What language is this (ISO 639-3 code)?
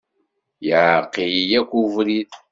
kab